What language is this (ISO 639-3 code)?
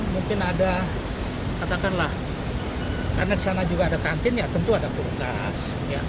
ind